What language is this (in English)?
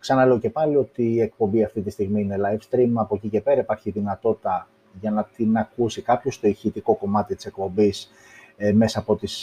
Greek